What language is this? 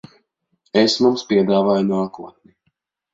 Latvian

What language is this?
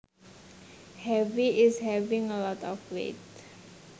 Javanese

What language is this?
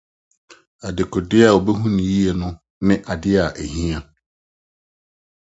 Akan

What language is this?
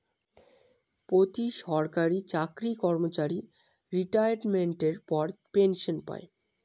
Bangla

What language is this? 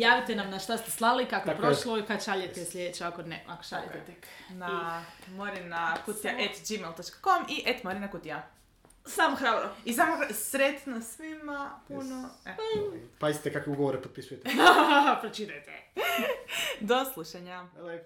Croatian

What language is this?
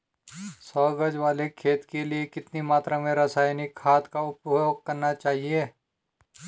Hindi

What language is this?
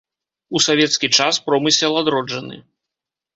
Belarusian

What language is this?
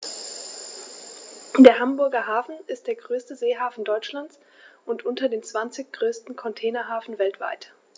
German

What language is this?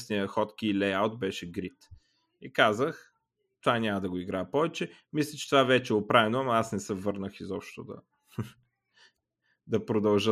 Bulgarian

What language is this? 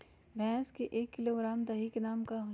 Magahi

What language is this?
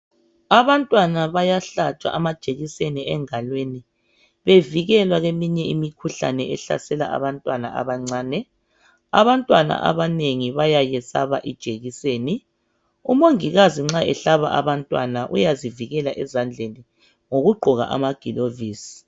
North Ndebele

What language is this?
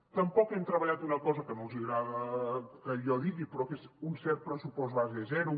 Catalan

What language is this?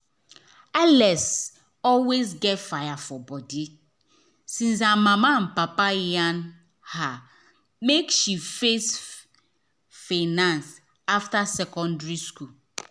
Nigerian Pidgin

